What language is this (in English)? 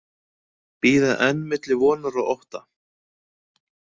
Icelandic